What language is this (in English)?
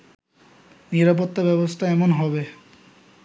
Bangla